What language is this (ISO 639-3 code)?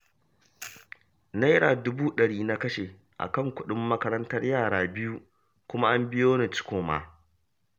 hau